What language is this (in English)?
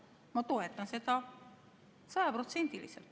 Estonian